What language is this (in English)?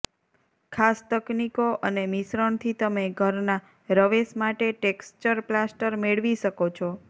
Gujarati